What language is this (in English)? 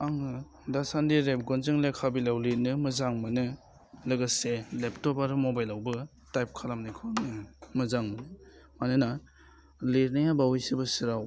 Bodo